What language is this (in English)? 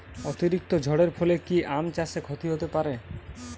Bangla